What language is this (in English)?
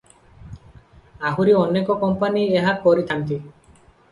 Odia